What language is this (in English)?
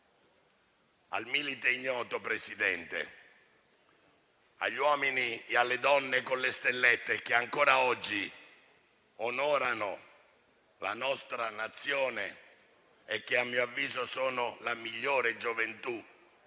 Italian